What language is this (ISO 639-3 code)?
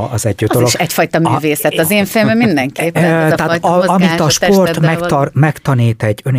hun